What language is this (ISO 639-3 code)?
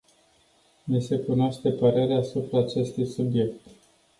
ron